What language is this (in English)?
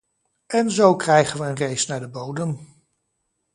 Dutch